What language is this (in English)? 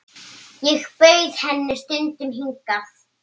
Icelandic